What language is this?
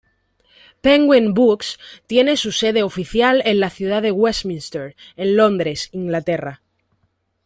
Spanish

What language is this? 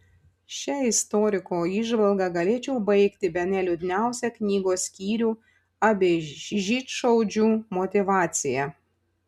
Lithuanian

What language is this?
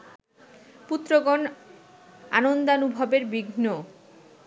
Bangla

